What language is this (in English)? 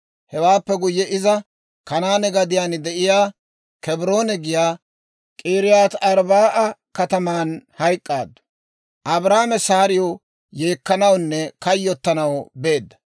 Dawro